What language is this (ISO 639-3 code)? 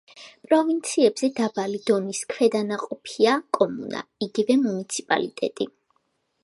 kat